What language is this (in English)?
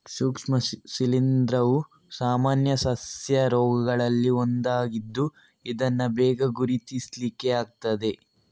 Kannada